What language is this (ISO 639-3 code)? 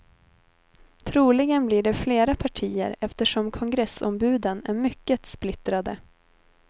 swe